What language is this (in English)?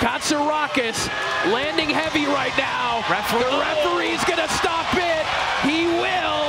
Greek